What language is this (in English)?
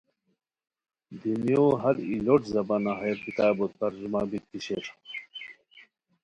Khowar